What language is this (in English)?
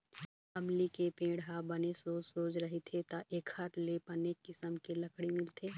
Chhattisgarhi